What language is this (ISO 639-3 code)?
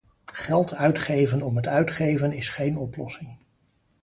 nld